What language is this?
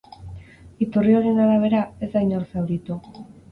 Basque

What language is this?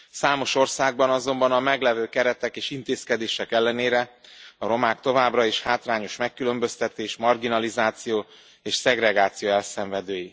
Hungarian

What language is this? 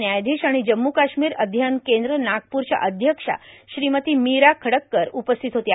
Marathi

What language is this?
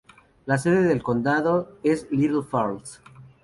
Spanish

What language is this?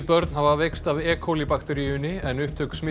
Icelandic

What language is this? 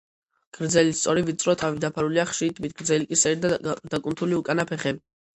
Georgian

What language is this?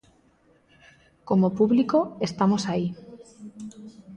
Galician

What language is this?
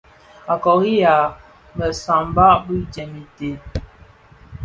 Bafia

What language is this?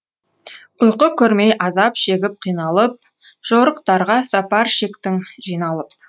Kazakh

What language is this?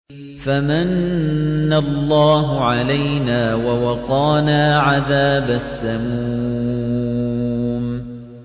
Arabic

